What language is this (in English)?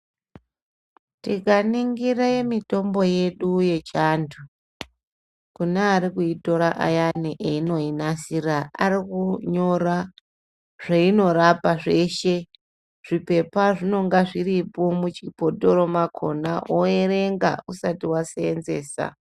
Ndau